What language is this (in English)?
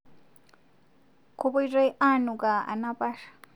Masai